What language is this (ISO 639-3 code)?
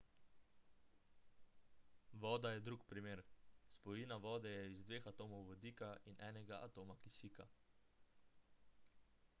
slv